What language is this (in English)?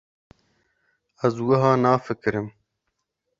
Kurdish